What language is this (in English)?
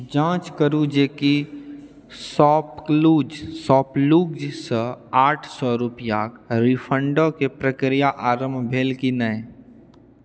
Maithili